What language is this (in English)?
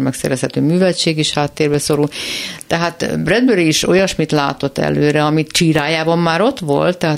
Hungarian